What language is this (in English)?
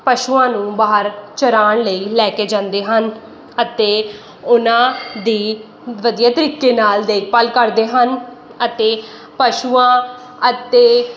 Punjabi